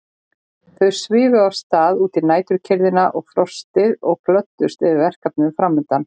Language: Icelandic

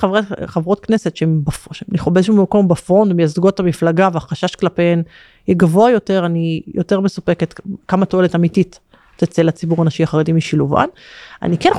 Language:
Hebrew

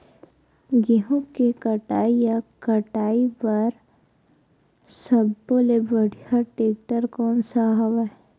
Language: Chhattisgarhi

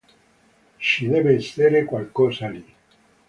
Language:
Italian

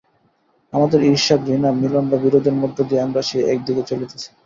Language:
Bangla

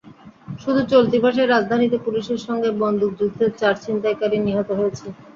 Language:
Bangla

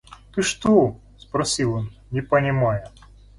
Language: Russian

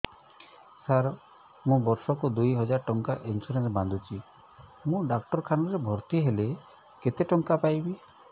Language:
Odia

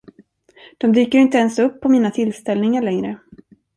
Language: Swedish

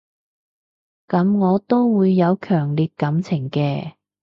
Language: Cantonese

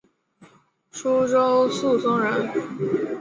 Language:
Chinese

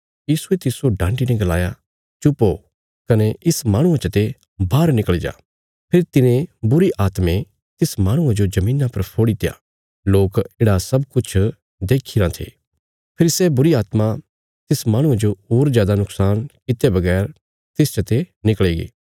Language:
Bilaspuri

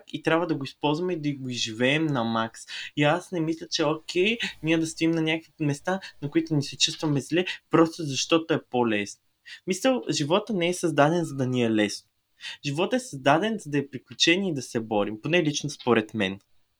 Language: Bulgarian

